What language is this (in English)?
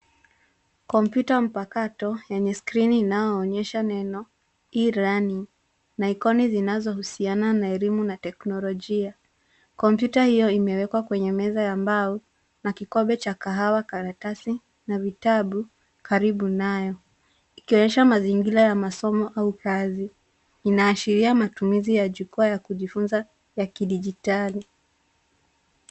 Swahili